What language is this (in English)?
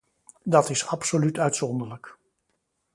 Dutch